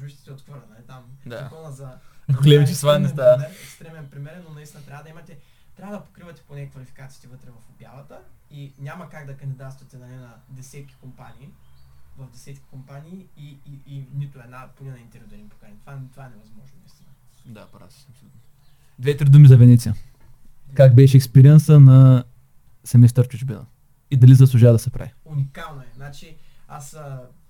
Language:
Bulgarian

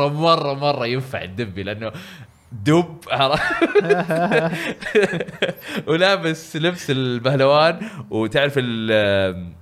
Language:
Arabic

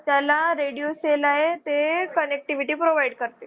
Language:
Marathi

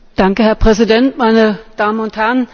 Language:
German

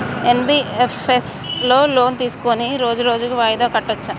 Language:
Telugu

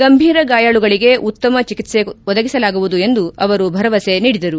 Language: Kannada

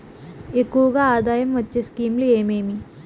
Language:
Telugu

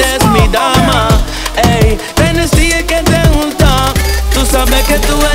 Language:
Romanian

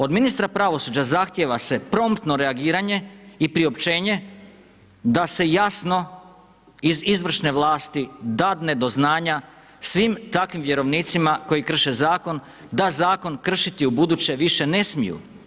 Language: Croatian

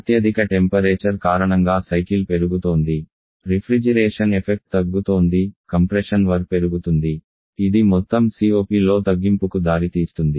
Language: Telugu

